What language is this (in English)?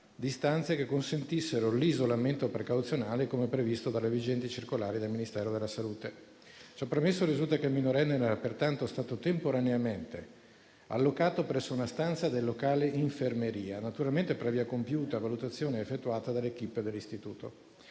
Italian